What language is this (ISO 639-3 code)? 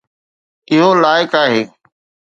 snd